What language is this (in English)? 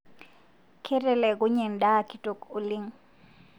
Masai